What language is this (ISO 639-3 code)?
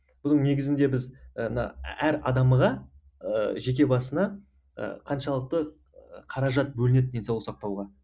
kaz